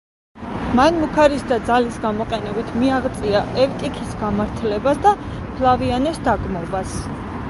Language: Georgian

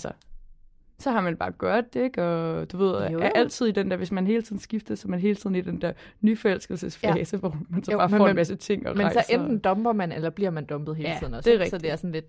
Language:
Danish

